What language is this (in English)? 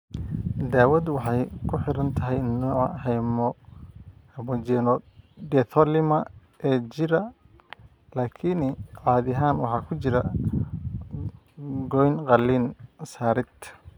Somali